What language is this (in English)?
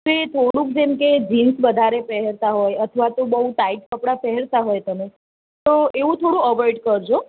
Gujarati